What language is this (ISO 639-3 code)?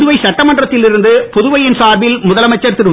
tam